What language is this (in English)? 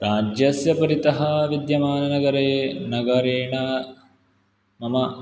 Sanskrit